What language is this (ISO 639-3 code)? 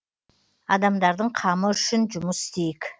kaz